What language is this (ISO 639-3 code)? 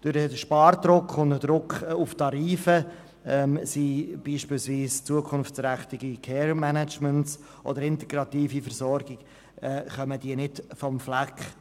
gsw